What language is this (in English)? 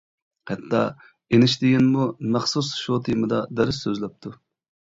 Uyghur